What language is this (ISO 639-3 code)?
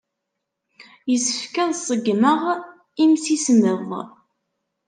kab